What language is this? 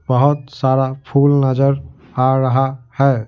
Hindi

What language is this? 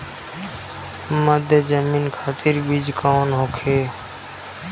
Bhojpuri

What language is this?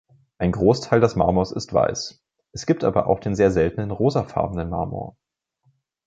German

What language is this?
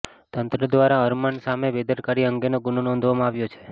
Gujarati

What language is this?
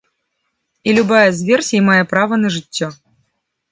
Belarusian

